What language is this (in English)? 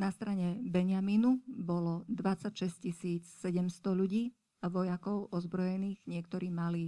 Slovak